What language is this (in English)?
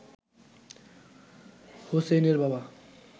Bangla